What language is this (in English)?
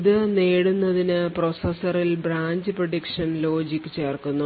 Malayalam